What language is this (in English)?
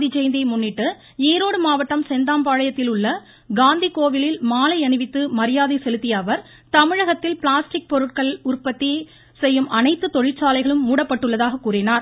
Tamil